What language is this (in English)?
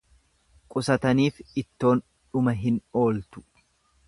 Oromo